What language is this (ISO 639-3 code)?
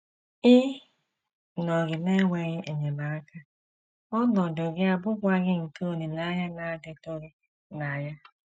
ibo